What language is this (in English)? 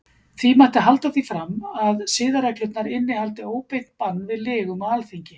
Icelandic